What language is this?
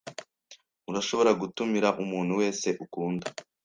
Kinyarwanda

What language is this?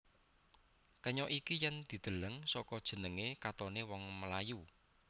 Javanese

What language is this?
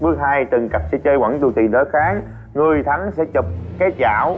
Vietnamese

